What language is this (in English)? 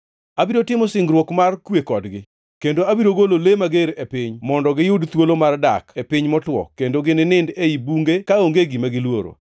Luo (Kenya and Tanzania)